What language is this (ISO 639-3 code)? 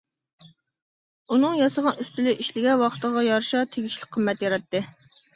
uig